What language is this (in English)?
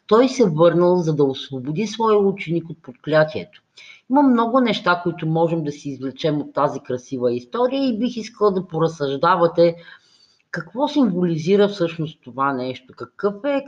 Bulgarian